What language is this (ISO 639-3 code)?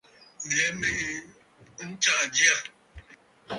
bfd